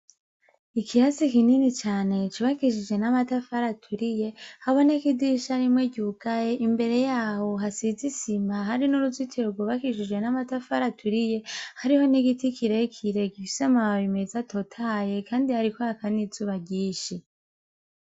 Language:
Rundi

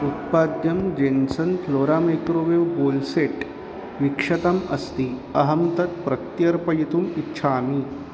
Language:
Sanskrit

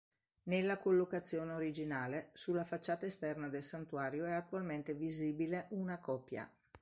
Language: Italian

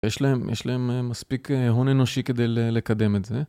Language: Hebrew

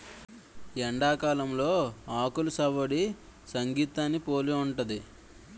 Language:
Telugu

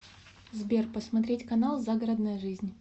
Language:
Russian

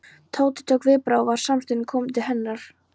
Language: Icelandic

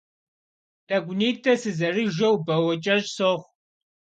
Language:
Kabardian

